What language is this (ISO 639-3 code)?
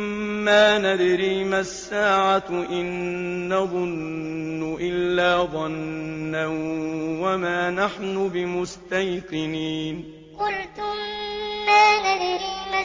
ara